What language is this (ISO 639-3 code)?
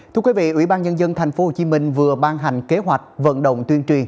vie